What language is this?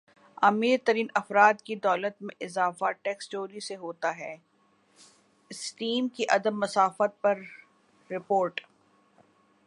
Urdu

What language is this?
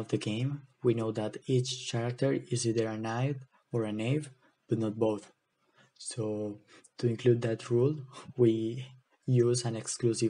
English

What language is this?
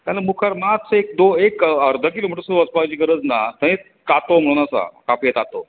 Konkani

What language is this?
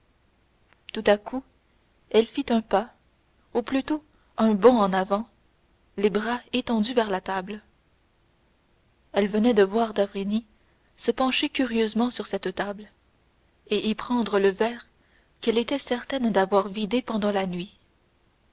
French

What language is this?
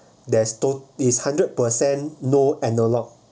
English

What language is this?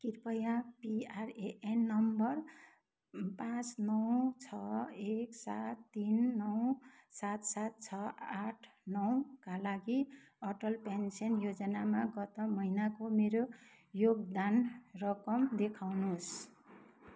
Nepali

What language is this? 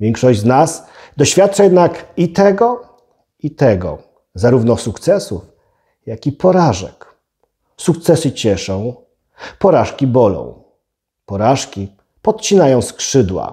Polish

